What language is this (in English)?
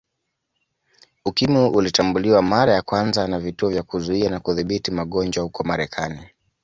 Swahili